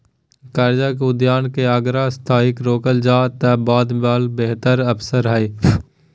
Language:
Magahi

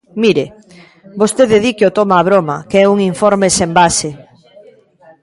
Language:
Galician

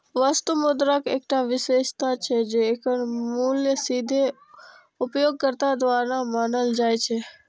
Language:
Maithili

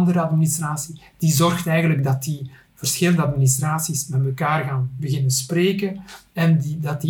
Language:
Dutch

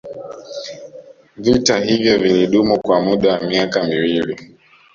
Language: Swahili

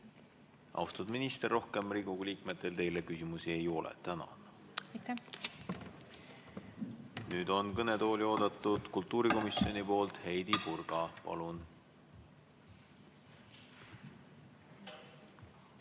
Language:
Estonian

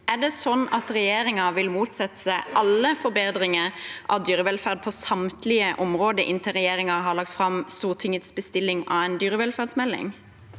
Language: Norwegian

